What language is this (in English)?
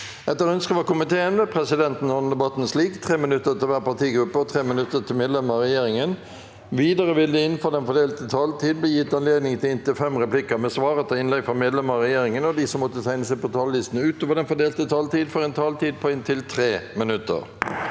Norwegian